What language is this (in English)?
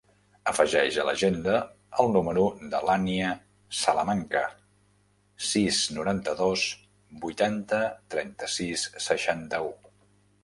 Catalan